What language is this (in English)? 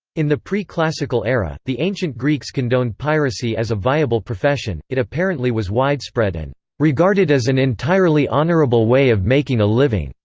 English